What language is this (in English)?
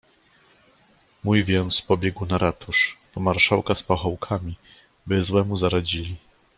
Polish